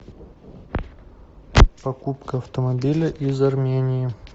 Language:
Russian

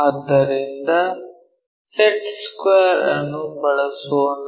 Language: Kannada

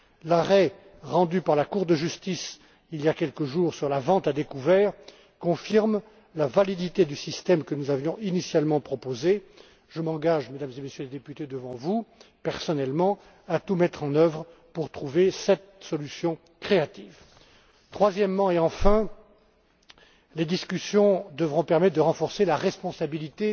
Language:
French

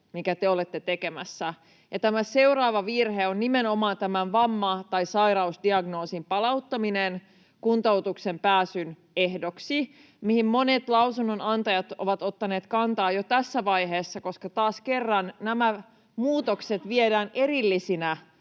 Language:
Finnish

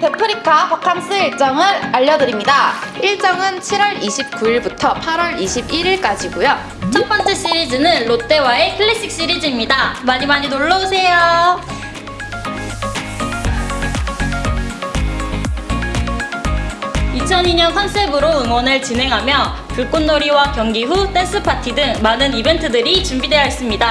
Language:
Korean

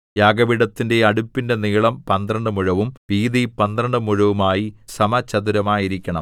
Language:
Malayalam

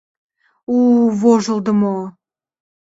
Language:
Mari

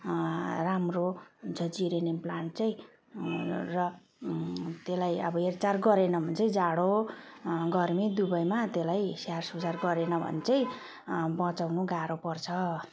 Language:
Nepali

